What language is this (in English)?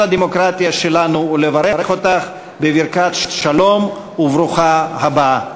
Hebrew